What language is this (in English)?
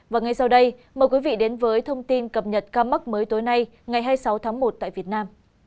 Vietnamese